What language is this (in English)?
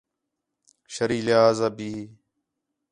Khetrani